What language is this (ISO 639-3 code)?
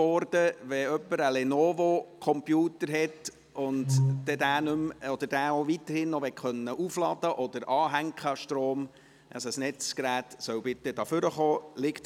gsw